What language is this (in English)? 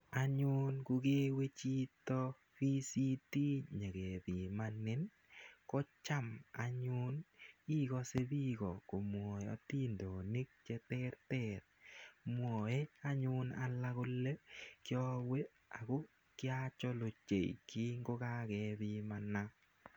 Kalenjin